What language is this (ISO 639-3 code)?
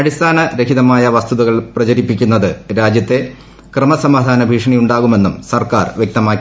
mal